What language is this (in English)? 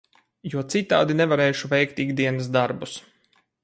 Latvian